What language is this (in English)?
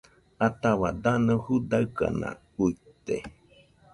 Nüpode Huitoto